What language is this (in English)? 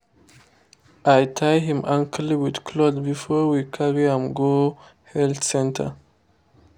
Nigerian Pidgin